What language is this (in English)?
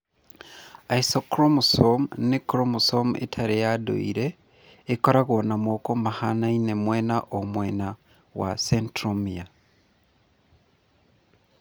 Kikuyu